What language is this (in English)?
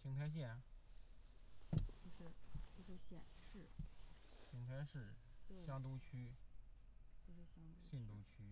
Chinese